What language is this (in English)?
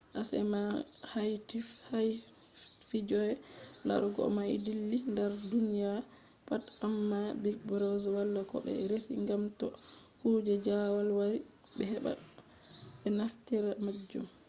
Fula